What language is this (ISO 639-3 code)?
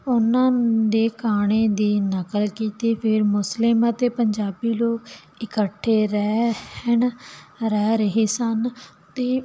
pan